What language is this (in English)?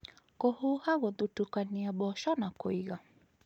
Kikuyu